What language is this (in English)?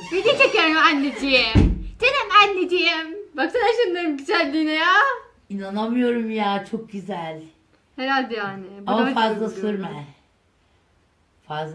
Turkish